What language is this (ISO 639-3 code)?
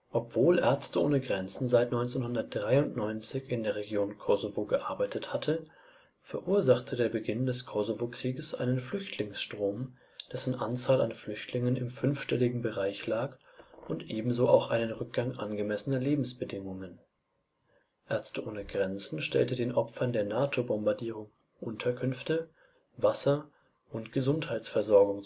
deu